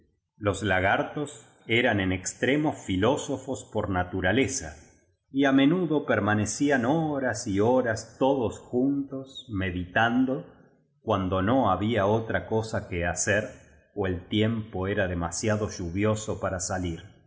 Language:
Spanish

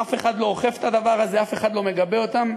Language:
Hebrew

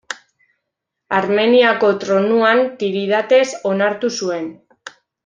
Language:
Basque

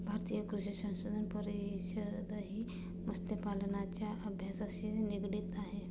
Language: Marathi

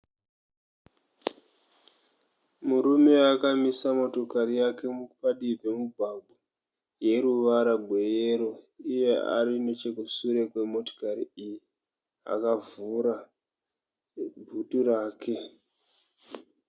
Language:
Shona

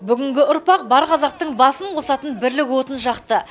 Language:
Kazakh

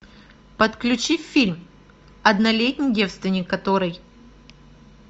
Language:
Russian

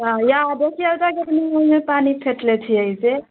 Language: Maithili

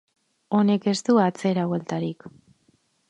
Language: Basque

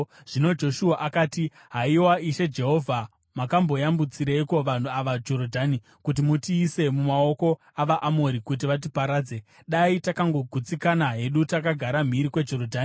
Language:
Shona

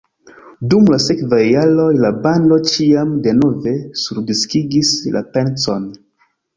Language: Esperanto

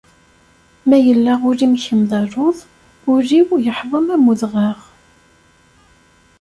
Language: Kabyle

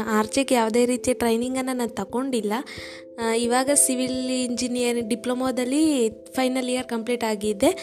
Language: Kannada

